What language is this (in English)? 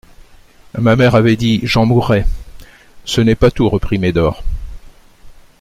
French